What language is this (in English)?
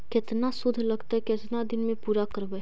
Magahi